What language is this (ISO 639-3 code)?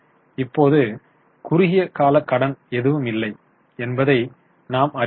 tam